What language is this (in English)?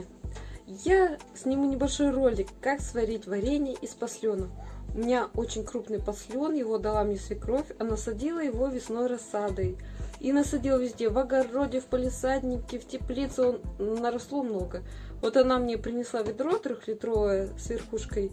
Russian